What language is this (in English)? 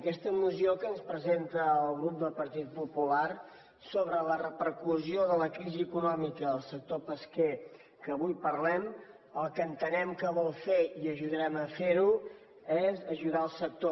Catalan